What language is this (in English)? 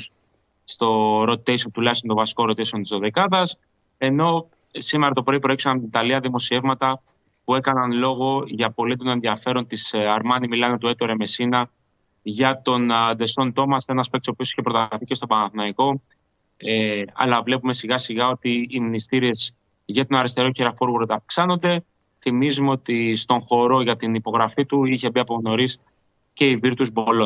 Greek